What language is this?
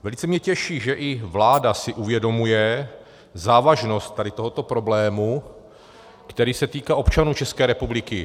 Czech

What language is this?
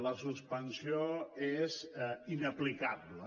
Catalan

